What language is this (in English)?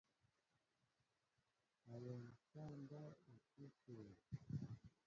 Mbo (Cameroon)